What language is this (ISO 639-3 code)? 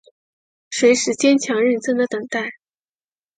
zho